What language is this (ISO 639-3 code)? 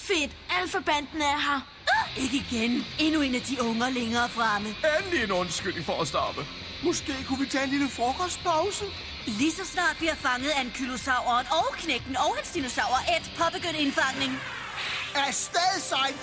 dan